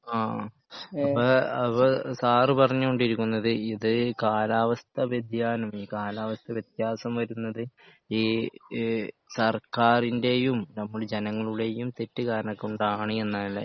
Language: Malayalam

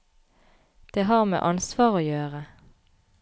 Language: Norwegian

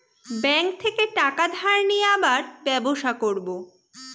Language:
Bangla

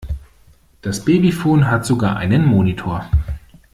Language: German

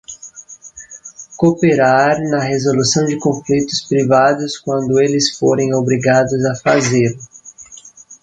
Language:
Portuguese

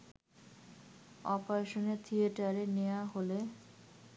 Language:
Bangla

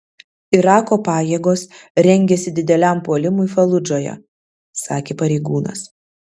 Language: Lithuanian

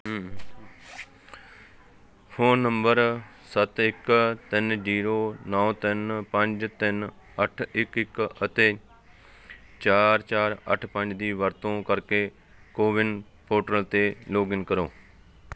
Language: Punjabi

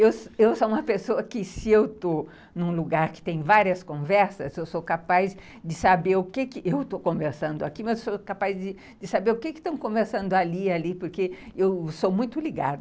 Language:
Portuguese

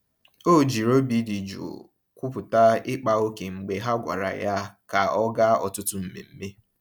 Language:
Igbo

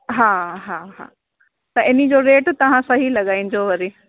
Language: Sindhi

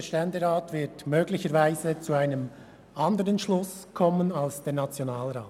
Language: Swiss German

